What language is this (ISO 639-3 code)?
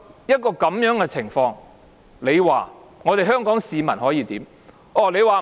yue